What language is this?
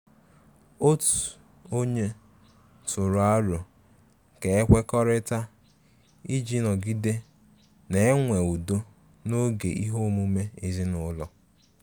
Igbo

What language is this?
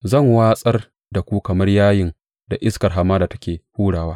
Hausa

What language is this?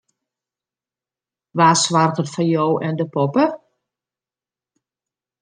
Western Frisian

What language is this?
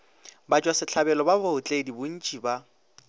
Northern Sotho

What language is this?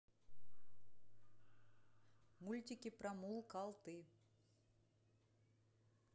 Russian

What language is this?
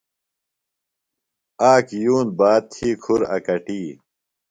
Phalura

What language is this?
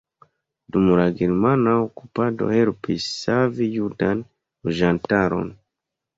Esperanto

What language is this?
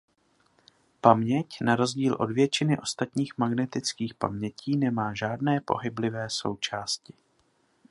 Czech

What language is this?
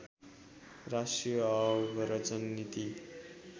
Nepali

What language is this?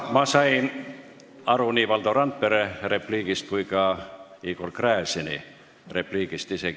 Estonian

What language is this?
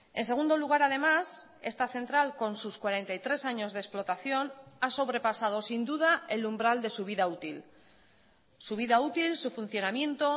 Spanish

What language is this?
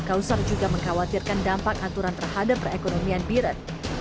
Indonesian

